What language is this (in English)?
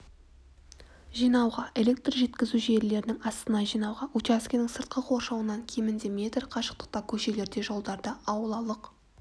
Kazakh